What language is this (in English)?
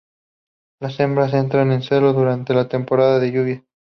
Spanish